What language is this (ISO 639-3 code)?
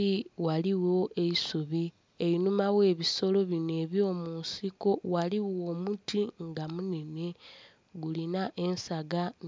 xog